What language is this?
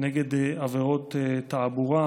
Hebrew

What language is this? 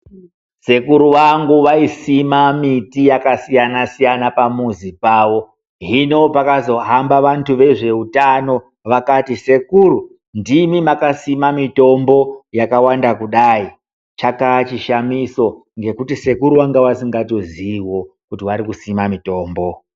Ndau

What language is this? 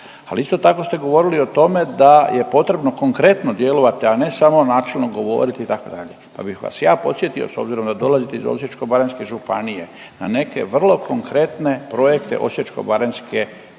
Croatian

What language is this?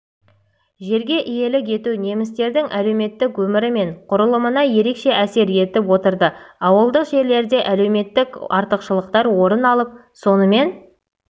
Kazakh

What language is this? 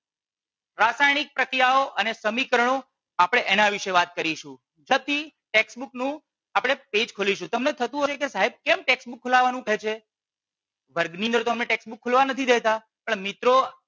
Gujarati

